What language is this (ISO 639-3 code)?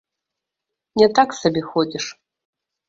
bel